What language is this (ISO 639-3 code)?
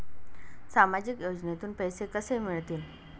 mar